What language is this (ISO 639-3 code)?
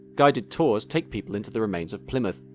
eng